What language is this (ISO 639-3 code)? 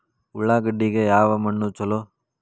kan